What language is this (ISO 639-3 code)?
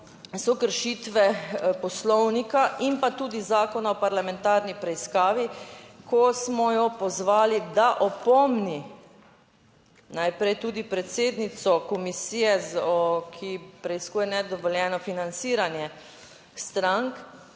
slv